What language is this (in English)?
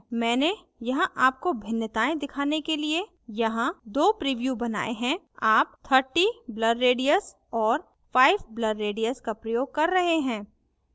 Hindi